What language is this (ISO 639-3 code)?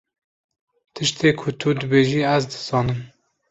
kur